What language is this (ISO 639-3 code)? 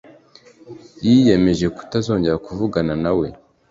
kin